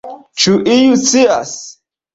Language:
Esperanto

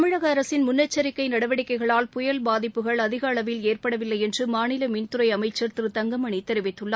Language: Tamil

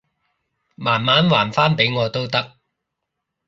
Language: Cantonese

